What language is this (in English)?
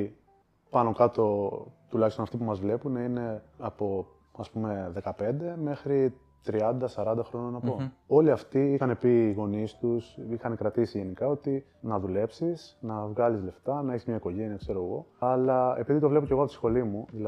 Greek